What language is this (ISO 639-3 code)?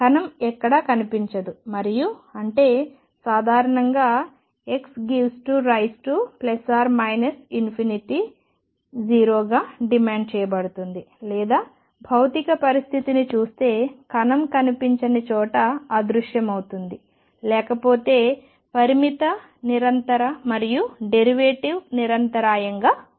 tel